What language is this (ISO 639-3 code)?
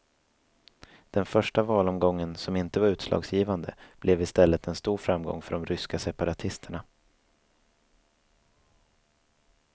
swe